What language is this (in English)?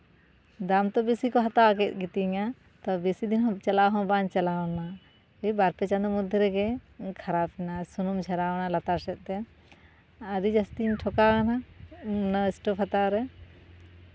Santali